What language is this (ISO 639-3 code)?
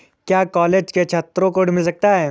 hin